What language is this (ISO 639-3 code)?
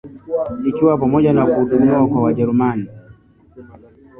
swa